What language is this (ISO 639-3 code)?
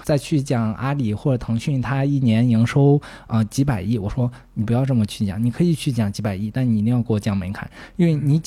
zho